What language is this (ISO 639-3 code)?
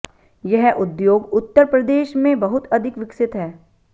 hin